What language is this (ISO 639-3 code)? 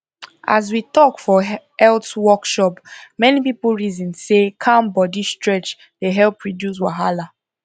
pcm